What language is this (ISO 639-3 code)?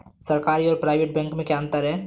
hin